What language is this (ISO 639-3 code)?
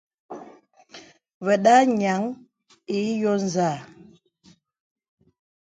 beb